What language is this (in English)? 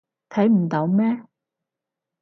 Cantonese